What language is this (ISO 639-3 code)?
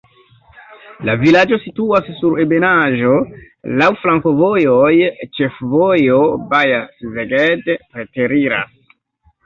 epo